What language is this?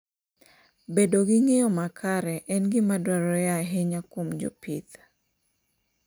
Luo (Kenya and Tanzania)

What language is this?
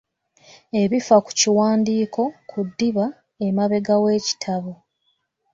Ganda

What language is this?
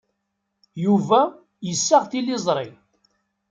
Kabyle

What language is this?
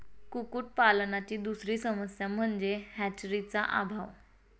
Marathi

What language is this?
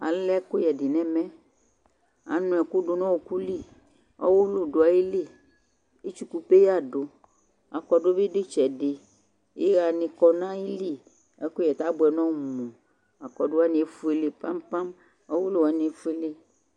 Ikposo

